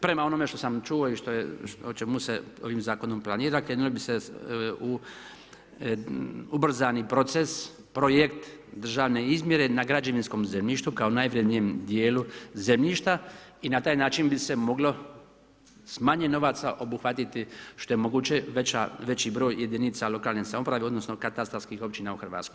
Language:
Croatian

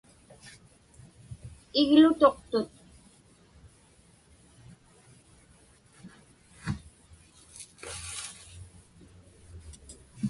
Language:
Inupiaq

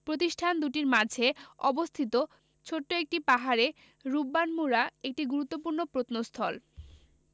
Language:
Bangla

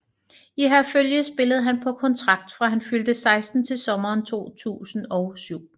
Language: Danish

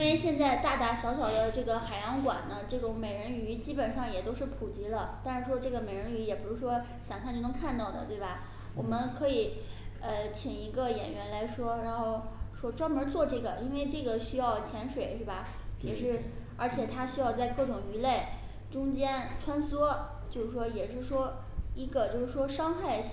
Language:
Chinese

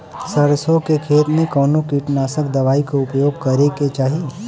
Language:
Bhojpuri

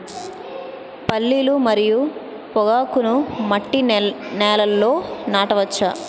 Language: Telugu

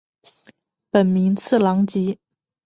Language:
Chinese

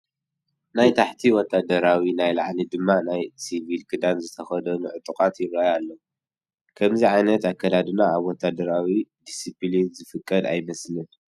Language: Tigrinya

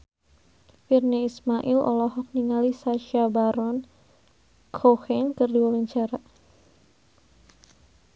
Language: Sundanese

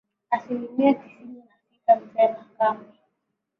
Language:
Swahili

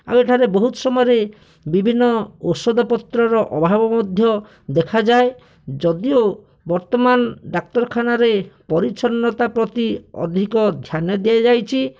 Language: Odia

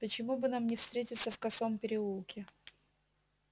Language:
Russian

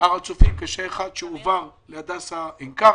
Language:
Hebrew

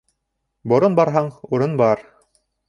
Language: Bashkir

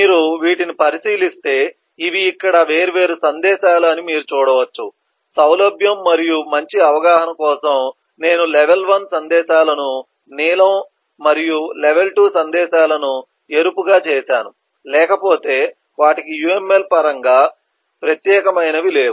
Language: Telugu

